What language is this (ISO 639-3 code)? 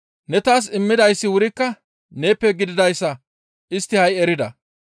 gmv